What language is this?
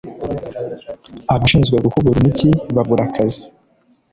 Kinyarwanda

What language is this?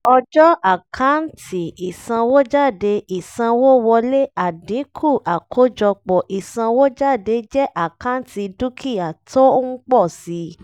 Yoruba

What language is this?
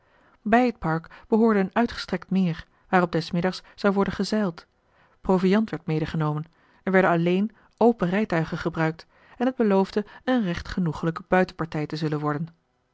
Dutch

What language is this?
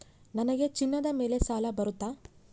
Kannada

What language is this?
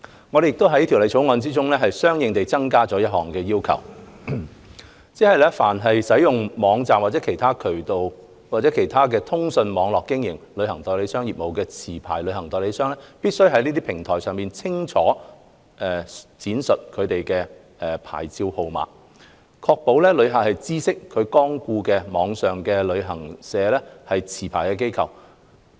Cantonese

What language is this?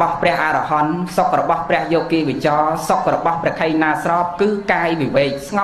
Vietnamese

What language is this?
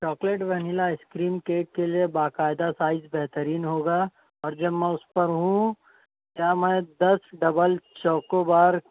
Urdu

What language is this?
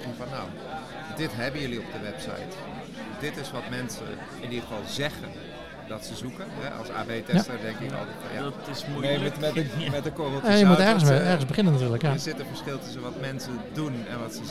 Dutch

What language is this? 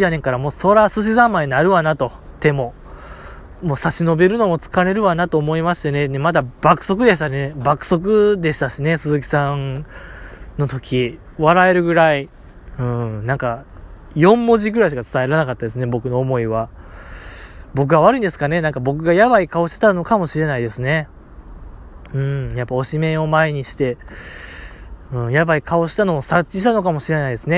Japanese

